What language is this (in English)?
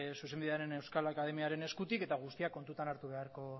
Basque